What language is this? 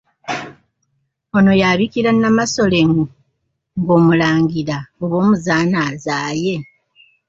Ganda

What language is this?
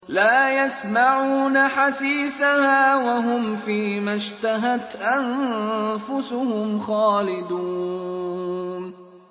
Arabic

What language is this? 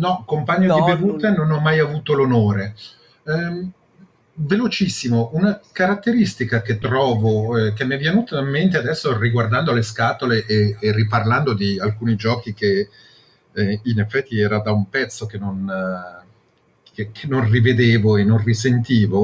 Italian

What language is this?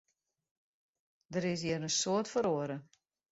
Western Frisian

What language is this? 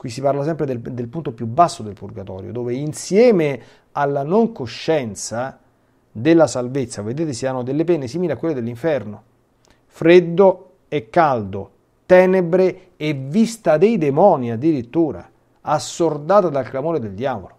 Italian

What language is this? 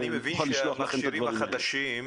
Hebrew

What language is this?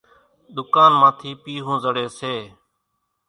Kachi Koli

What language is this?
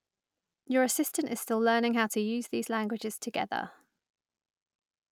English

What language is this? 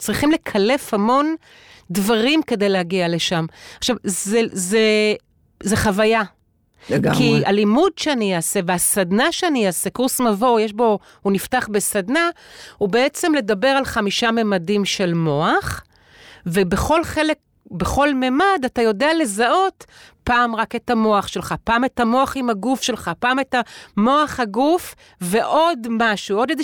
Hebrew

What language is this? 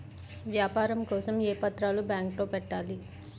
Telugu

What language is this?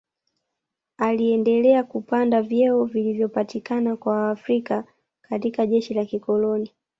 Swahili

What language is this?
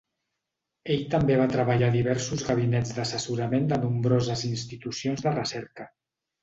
Catalan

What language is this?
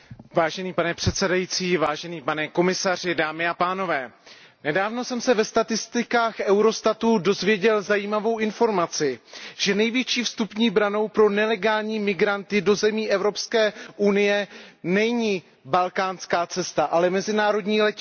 Czech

